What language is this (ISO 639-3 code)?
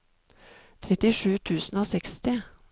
nor